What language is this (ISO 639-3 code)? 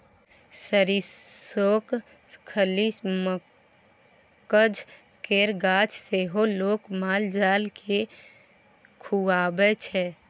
mai